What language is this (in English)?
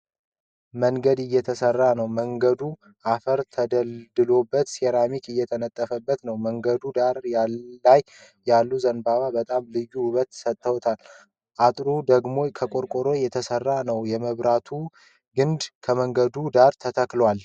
Amharic